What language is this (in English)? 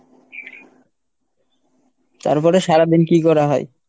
Bangla